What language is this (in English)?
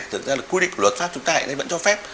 Vietnamese